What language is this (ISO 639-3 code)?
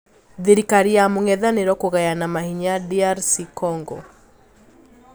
kik